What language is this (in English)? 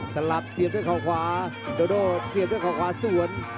Thai